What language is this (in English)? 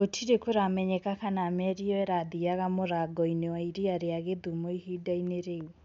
Kikuyu